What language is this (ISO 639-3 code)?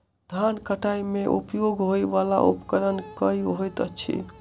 mai